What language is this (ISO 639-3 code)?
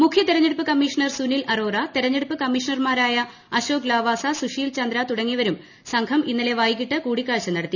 mal